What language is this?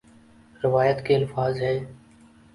Urdu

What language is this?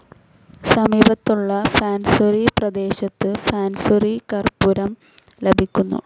Malayalam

